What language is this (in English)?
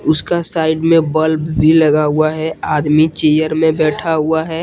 Hindi